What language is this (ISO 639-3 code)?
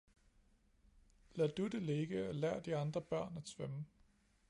dan